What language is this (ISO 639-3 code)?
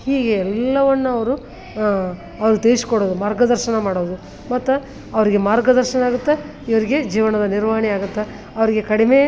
kan